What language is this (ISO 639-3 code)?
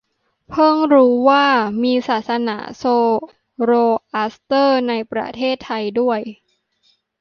tha